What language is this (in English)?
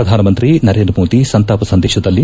Kannada